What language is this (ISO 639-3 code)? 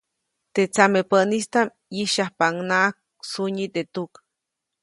zoc